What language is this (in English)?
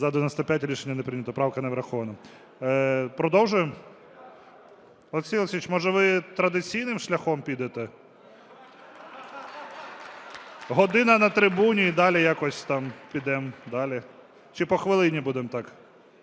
Ukrainian